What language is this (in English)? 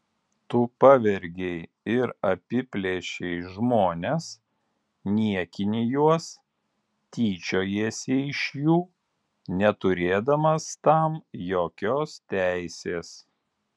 Lithuanian